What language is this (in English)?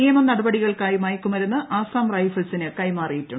Malayalam